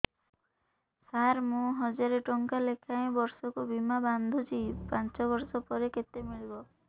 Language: Odia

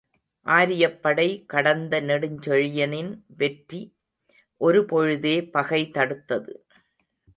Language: Tamil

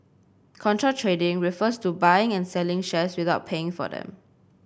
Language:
English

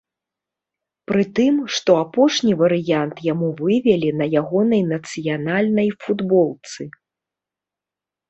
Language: Belarusian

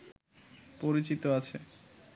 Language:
Bangla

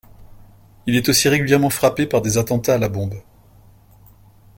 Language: French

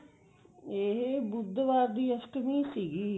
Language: Punjabi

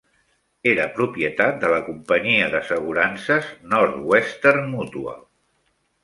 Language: Catalan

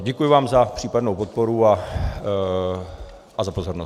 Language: Czech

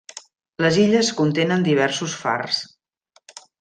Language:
Catalan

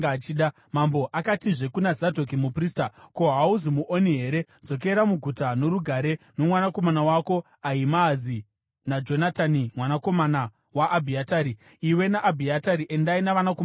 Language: Shona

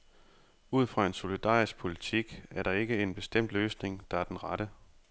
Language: Danish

